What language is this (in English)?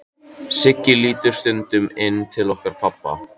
Icelandic